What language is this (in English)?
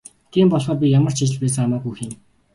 Mongolian